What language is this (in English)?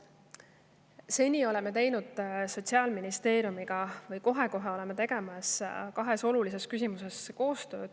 Estonian